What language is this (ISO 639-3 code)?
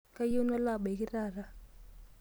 mas